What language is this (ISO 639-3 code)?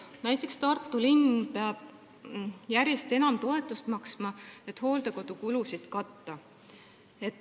est